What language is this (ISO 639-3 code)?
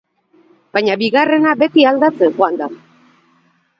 eus